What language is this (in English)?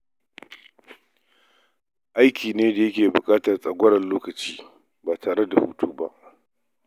Hausa